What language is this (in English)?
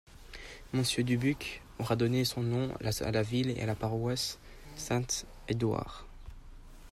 French